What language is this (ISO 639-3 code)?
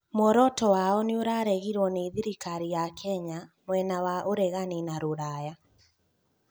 kik